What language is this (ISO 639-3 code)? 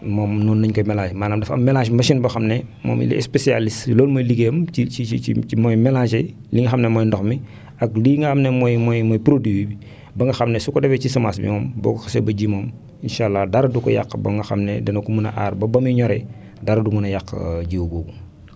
wol